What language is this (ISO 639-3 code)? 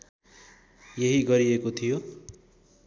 nep